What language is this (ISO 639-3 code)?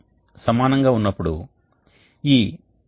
tel